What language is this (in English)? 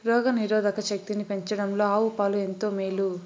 Telugu